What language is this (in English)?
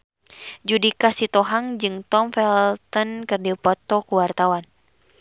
Sundanese